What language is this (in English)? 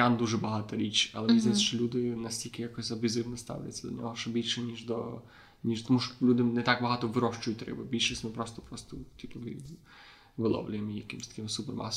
Ukrainian